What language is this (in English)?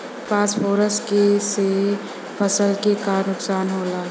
Bhojpuri